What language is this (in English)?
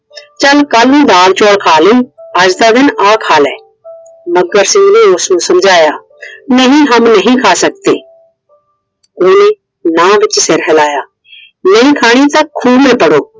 Punjabi